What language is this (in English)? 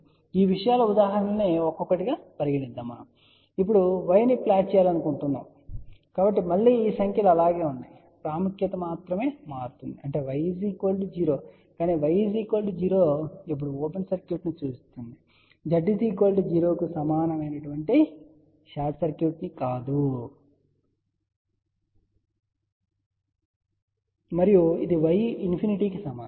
Telugu